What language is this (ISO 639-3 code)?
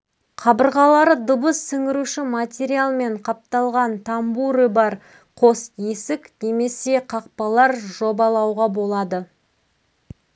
kaz